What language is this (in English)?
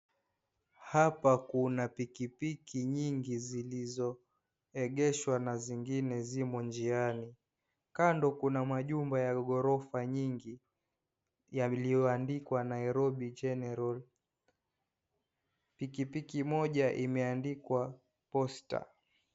Swahili